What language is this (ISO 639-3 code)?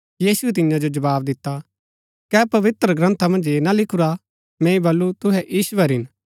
gbk